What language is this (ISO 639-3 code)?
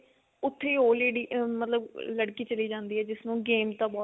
pan